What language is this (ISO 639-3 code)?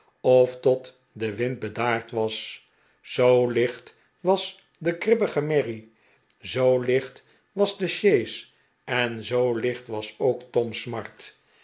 nld